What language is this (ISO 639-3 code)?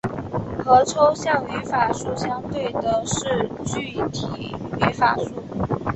zho